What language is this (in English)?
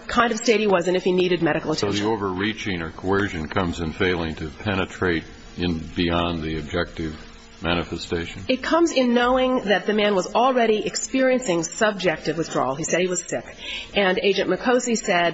English